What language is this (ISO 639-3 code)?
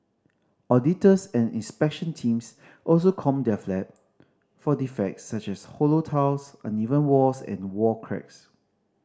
eng